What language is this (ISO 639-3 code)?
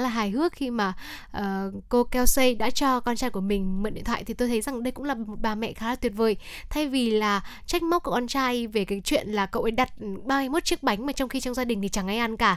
vie